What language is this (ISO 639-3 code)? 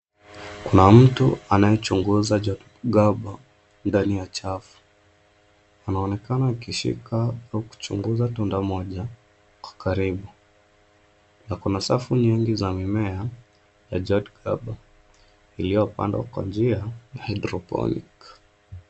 swa